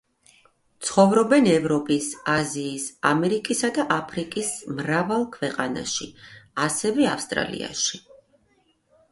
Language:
Georgian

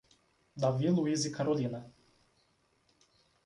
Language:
Portuguese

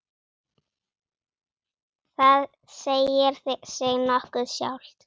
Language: Icelandic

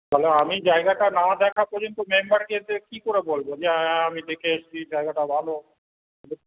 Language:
Bangla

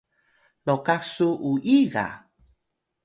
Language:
Atayal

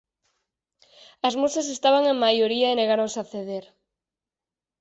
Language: Galician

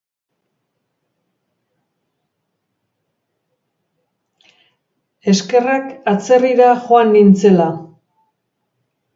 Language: Basque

